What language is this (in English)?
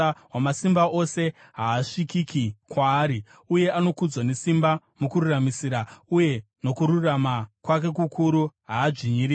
Shona